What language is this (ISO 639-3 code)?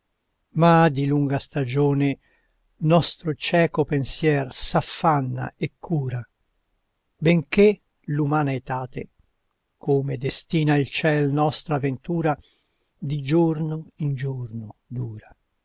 ita